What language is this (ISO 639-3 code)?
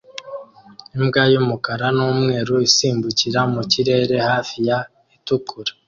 kin